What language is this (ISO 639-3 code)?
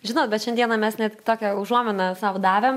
lit